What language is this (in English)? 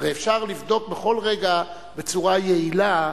Hebrew